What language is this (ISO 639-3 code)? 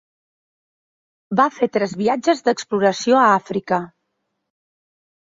cat